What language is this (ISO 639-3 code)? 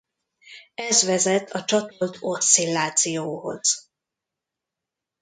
hun